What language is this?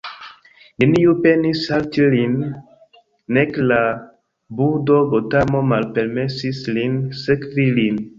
Esperanto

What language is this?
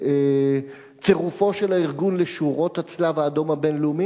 Hebrew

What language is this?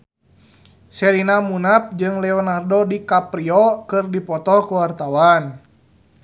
Sundanese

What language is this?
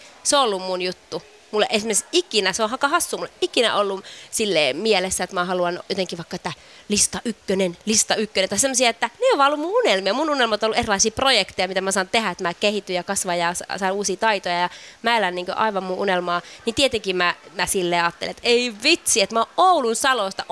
Finnish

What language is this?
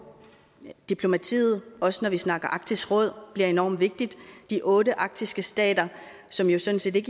Danish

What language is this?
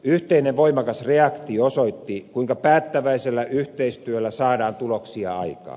Finnish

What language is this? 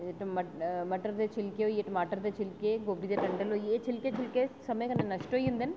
Dogri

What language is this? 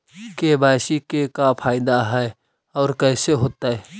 Magahi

